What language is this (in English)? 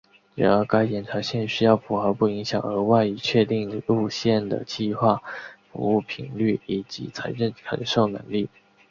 Chinese